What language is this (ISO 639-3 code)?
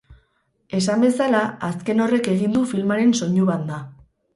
eus